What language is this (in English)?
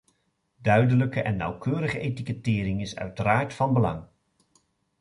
Dutch